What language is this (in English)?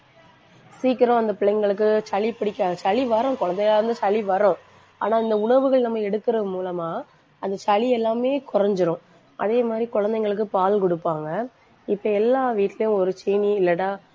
Tamil